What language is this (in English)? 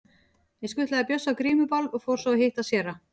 Icelandic